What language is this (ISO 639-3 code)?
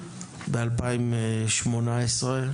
heb